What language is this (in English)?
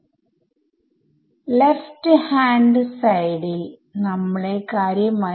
Malayalam